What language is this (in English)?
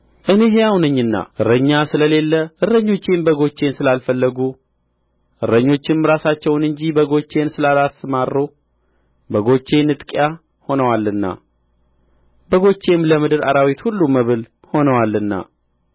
Amharic